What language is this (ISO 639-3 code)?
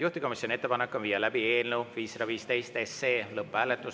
est